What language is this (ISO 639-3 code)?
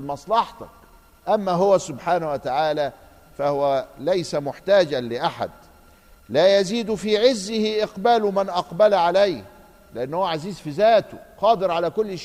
ara